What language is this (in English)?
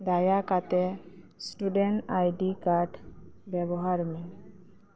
Santali